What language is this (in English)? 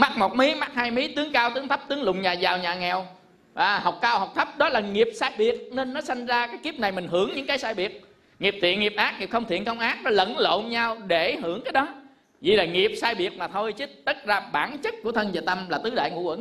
Vietnamese